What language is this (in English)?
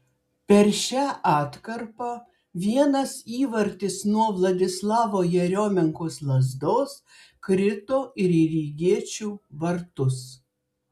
Lithuanian